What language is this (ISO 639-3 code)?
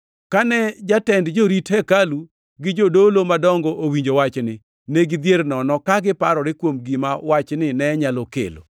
luo